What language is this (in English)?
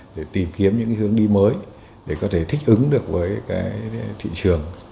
Vietnamese